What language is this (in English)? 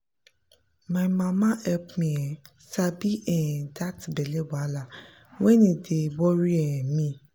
Nigerian Pidgin